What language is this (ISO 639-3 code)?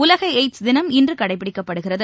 tam